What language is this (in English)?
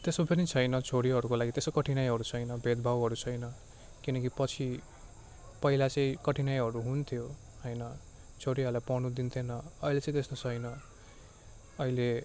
Nepali